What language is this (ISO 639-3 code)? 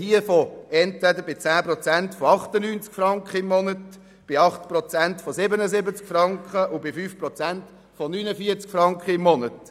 gsw